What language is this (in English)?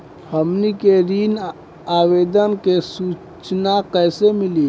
Bhojpuri